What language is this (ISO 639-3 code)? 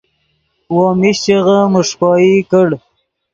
ydg